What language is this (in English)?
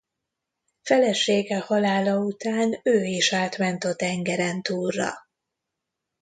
Hungarian